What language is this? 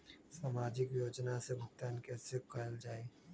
Magahi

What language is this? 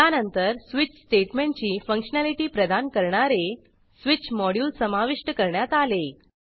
Marathi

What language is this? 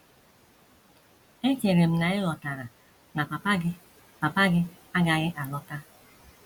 Igbo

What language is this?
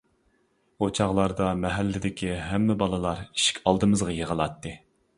Uyghur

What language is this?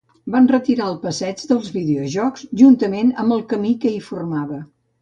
Catalan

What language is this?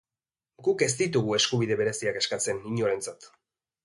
Basque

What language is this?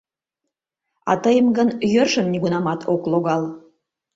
Mari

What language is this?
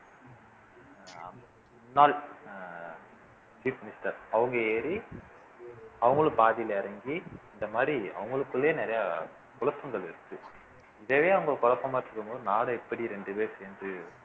Tamil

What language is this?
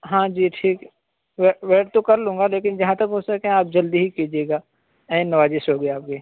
Urdu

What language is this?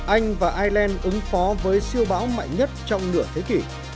Vietnamese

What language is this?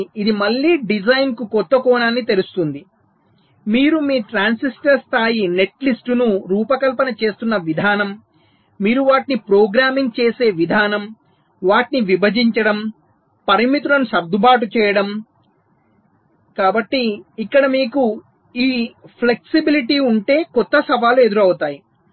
Telugu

